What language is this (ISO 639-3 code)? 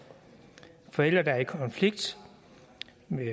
dan